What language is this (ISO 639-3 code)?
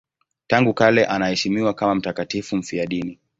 swa